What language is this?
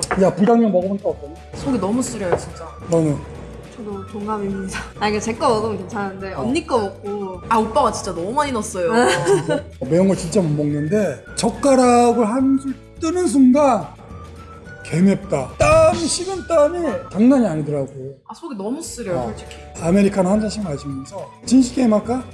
Korean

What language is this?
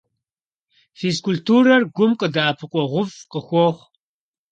Kabardian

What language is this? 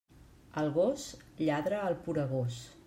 Catalan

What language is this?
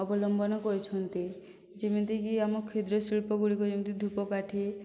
Odia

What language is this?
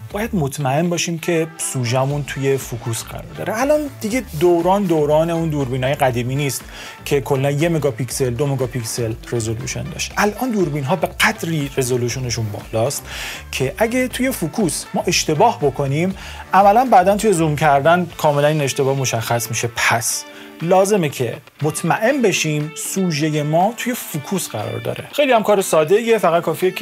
Persian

